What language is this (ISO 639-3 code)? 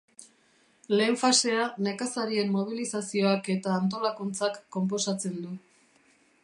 eus